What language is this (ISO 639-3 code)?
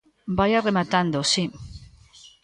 glg